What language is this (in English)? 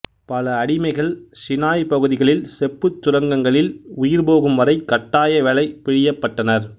Tamil